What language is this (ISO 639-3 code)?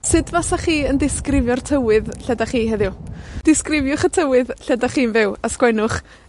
cym